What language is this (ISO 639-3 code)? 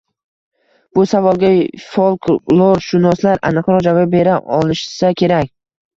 uzb